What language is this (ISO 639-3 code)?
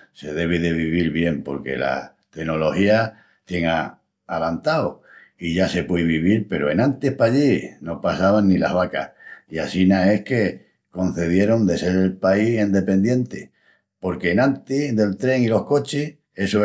ext